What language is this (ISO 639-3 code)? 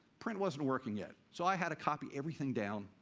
eng